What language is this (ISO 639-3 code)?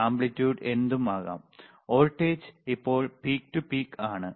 mal